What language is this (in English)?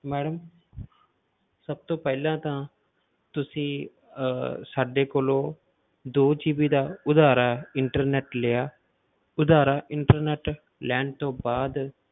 Punjabi